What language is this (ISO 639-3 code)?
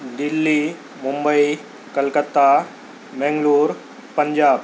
urd